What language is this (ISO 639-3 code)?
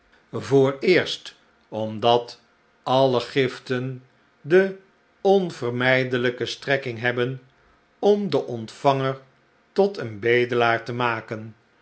nld